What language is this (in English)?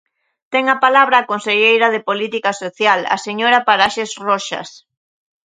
Galician